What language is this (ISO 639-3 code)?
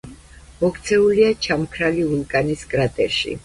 kat